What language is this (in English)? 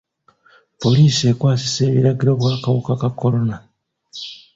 Ganda